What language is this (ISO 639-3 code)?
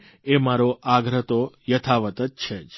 guj